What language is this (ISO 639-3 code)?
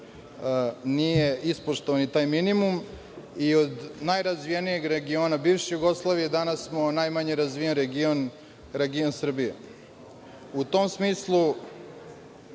srp